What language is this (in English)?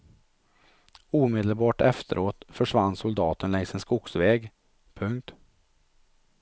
Swedish